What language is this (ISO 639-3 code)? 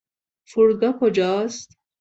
fas